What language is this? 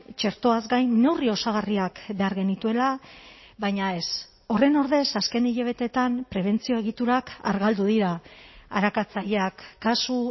Basque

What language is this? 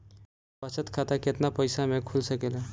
Bhojpuri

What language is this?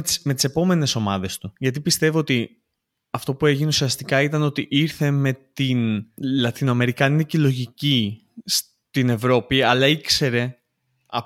Greek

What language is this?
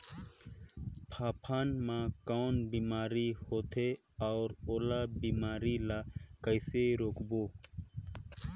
Chhattisgarhi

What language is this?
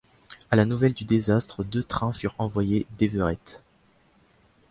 French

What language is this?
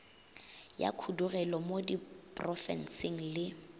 Northern Sotho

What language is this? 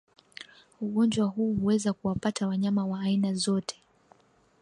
Swahili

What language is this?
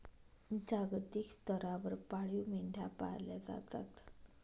Marathi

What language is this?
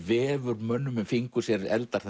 Icelandic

